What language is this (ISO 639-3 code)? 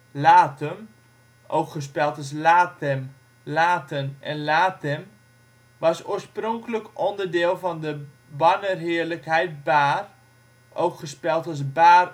nld